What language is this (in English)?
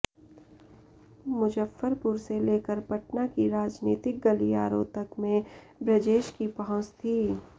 Hindi